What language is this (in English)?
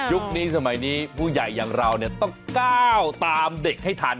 Thai